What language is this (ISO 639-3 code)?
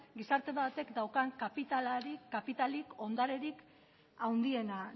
eus